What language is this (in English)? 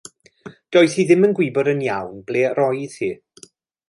Welsh